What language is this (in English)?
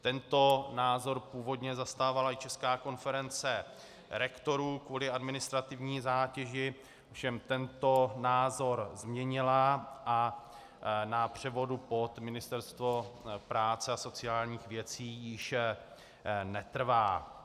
Czech